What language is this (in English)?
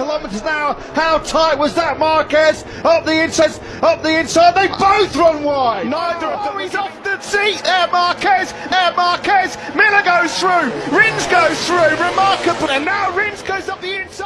Indonesian